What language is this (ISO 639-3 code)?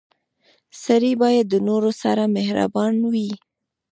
pus